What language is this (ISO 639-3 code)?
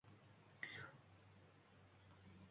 uzb